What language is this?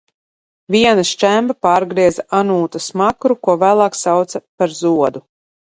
Latvian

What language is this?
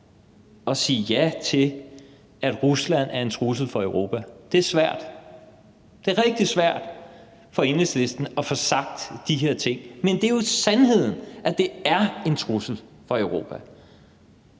Danish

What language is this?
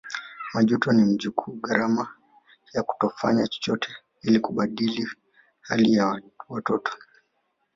Swahili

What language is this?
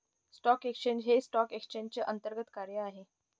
Marathi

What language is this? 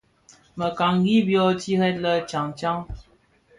Bafia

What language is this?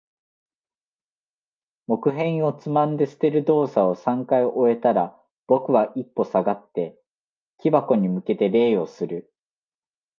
Japanese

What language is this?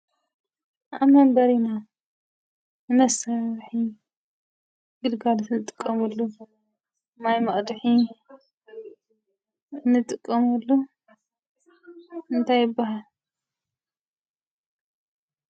Tigrinya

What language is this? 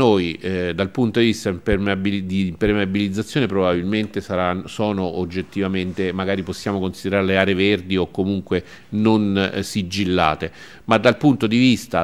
Italian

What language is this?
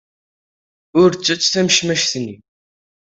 Kabyle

